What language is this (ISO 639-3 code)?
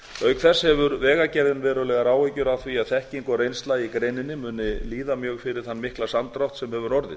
isl